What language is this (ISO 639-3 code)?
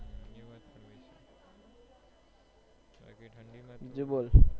guj